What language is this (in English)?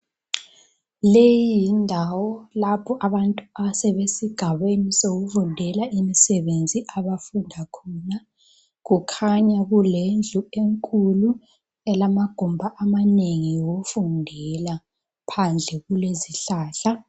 North Ndebele